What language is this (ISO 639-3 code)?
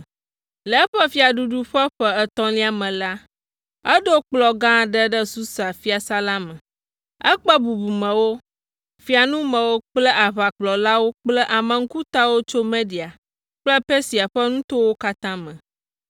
ewe